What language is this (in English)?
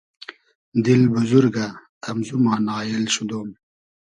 Hazaragi